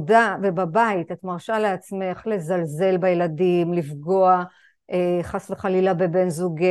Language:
Hebrew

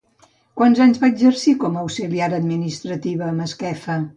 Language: Catalan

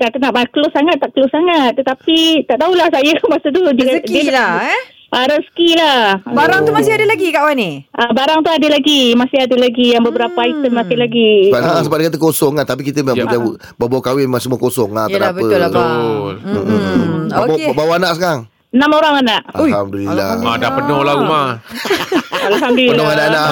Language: Malay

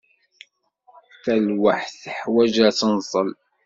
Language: Kabyle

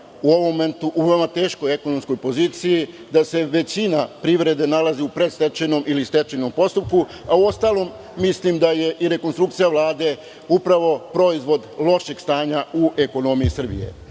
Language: Serbian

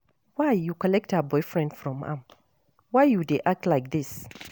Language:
Nigerian Pidgin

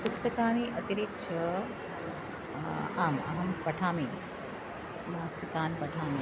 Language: Sanskrit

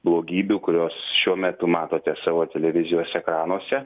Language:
Lithuanian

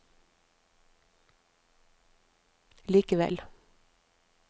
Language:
Norwegian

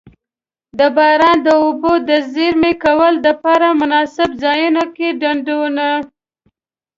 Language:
Pashto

